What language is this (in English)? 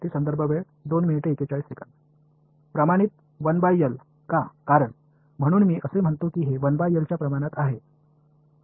Marathi